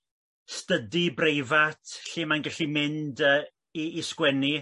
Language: Welsh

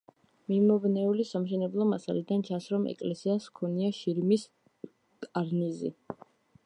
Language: Georgian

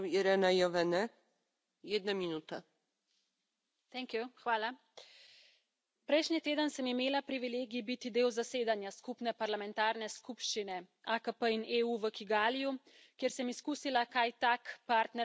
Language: Slovenian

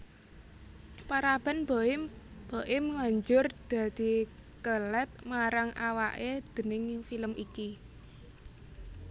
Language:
Javanese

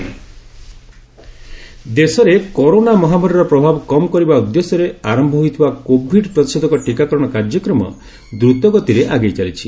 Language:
Odia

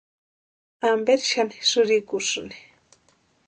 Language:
Western Highland Purepecha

